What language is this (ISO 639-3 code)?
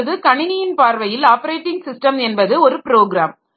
tam